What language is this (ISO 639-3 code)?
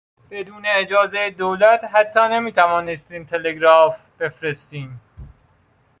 fas